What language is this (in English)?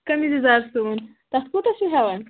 Kashmiri